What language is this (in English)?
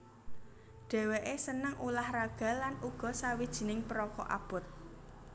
Javanese